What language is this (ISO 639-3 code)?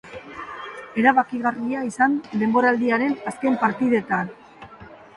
eus